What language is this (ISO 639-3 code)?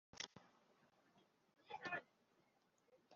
kin